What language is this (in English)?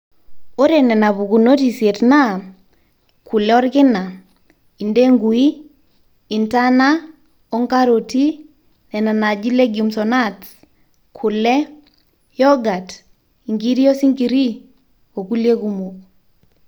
Masai